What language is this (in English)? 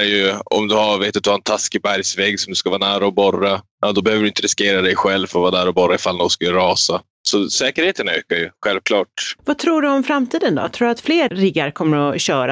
Swedish